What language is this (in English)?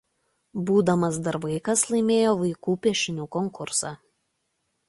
Lithuanian